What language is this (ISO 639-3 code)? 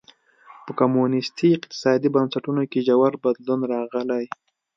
pus